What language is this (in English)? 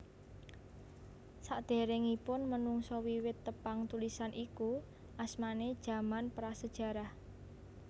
Javanese